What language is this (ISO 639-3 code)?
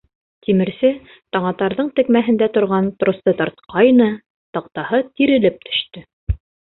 bak